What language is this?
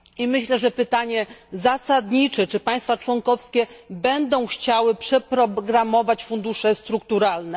Polish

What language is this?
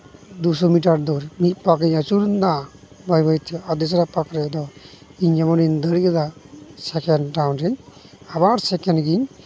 Santali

